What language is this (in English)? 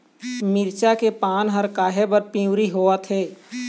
Chhattisgarhi